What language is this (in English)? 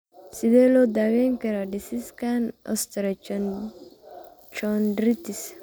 Somali